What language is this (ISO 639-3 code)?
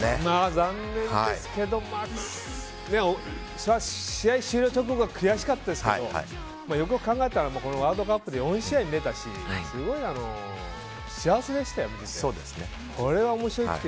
jpn